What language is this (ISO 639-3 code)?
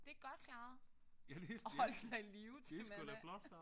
dan